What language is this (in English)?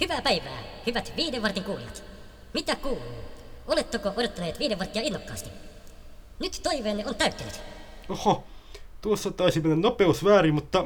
Finnish